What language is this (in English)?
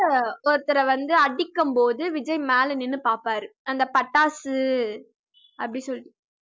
Tamil